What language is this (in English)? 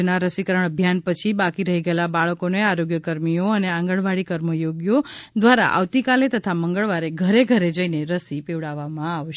Gujarati